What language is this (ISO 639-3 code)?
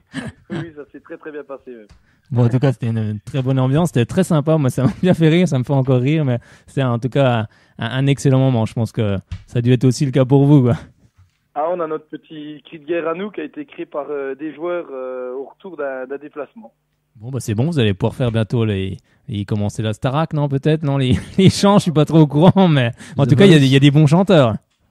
fra